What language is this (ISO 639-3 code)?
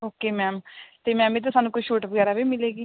pan